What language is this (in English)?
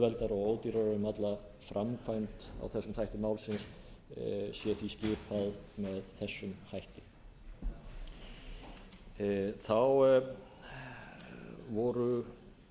Icelandic